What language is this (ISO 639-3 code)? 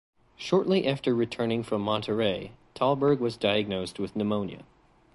eng